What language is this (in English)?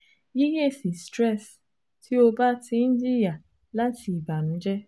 Yoruba